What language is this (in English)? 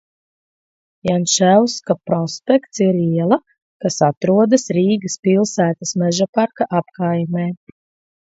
Latvian